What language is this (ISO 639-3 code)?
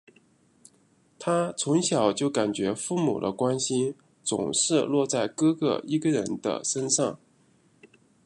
zho